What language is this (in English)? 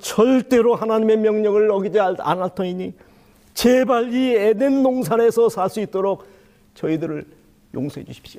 Korean